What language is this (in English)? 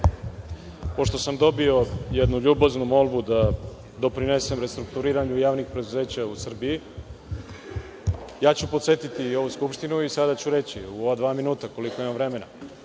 Serbian